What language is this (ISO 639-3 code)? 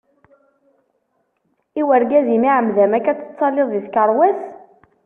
kab